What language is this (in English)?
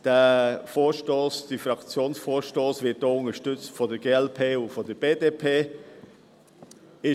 Swiss German